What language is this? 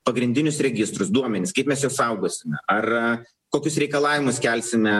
Lithuanian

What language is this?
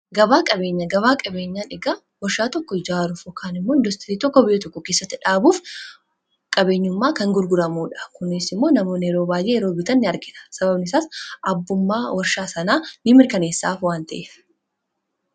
Oromo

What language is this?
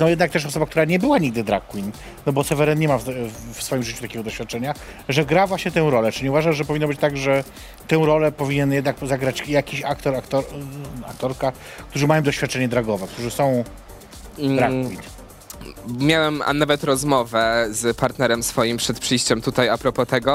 Polish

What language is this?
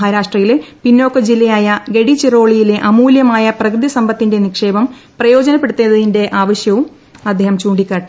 Malayalam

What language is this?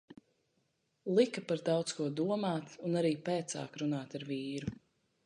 Latvian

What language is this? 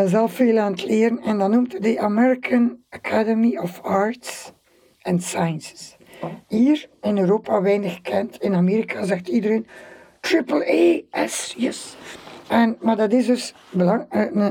Dutch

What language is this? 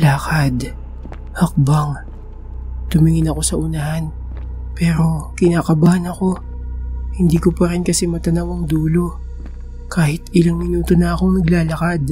Filipino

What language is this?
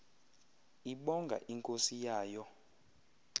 Xhosa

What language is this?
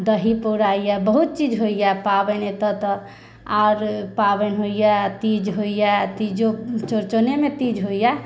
Maithili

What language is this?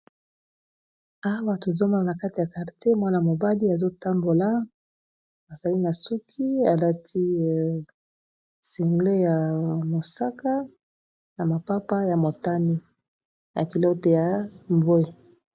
Lingala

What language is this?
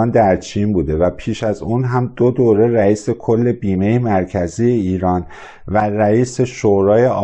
Persian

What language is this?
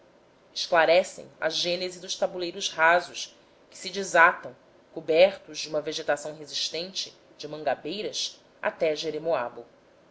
Portuguese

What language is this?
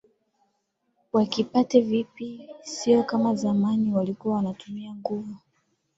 Swahili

